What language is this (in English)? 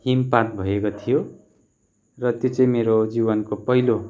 Nepali